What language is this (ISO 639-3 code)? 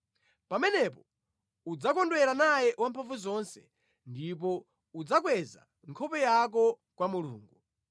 nya